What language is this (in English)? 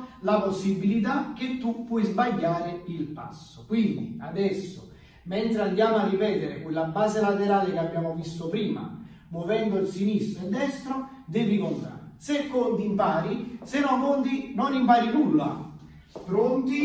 Italian